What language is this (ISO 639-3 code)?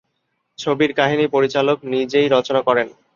ben